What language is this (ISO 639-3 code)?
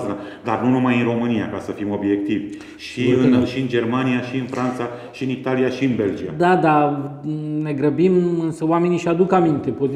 ron